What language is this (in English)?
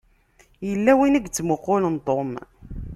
Kabyle